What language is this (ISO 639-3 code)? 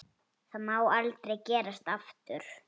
isl